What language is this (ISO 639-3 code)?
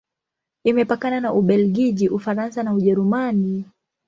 swa